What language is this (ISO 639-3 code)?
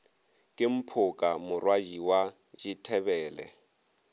nso